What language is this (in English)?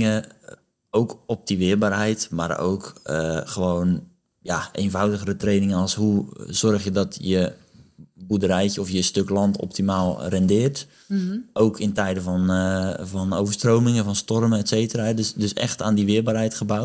Dutch